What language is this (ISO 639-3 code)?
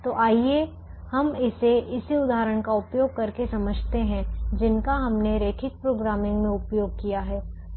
hin